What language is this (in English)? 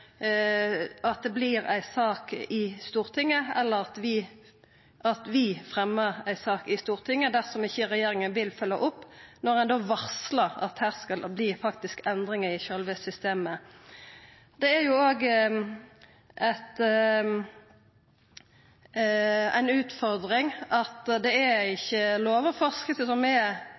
Norwegian Nynorsk